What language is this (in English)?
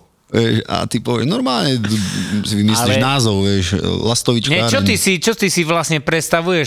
Slovak